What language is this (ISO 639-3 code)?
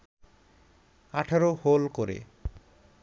ben